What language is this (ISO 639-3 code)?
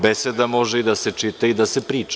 srp